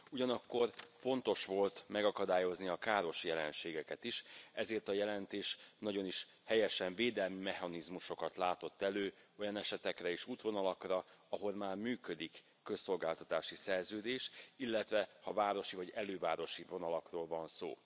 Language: Hungarian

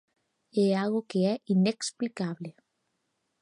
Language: Galician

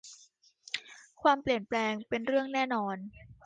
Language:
Thai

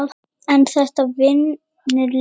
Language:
Icelandic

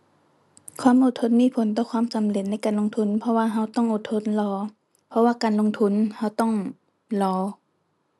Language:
Thai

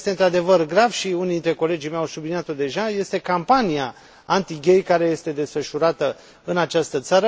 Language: Romanian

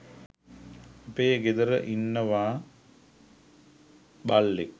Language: Sinhala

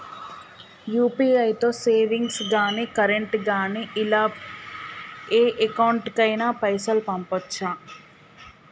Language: Telugu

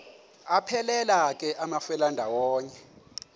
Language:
Xhosa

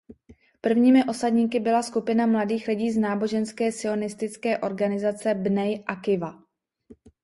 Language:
Czech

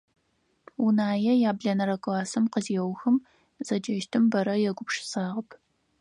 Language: Adyghe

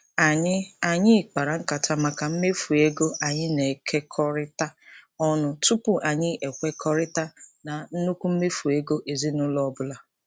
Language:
Igbo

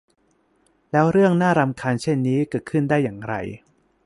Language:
Thai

